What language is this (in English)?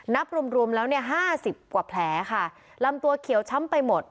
Thai